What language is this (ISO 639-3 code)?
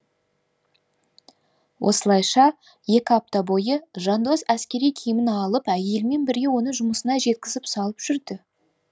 kaz